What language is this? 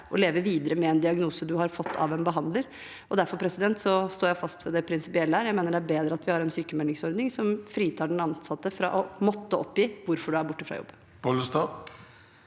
Norwegian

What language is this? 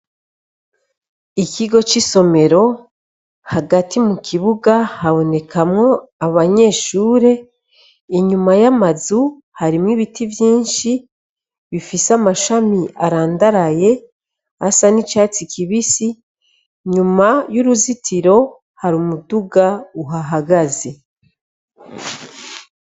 Rundi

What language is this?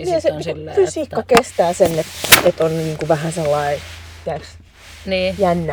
Finnish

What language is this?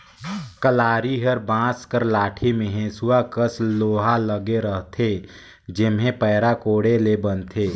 Chhattisgarhi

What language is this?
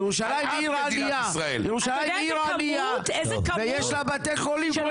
Hebrew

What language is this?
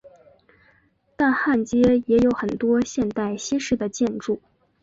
Chinese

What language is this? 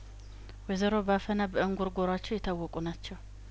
Amharic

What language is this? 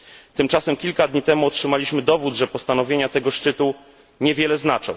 Polish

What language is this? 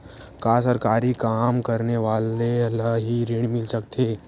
Chhattisgarhi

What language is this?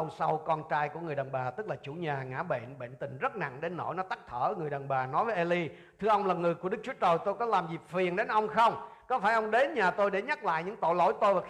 Vietnamese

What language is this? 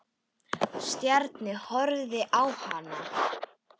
Icelandic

